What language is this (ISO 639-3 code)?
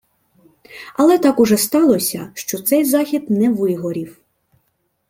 ukr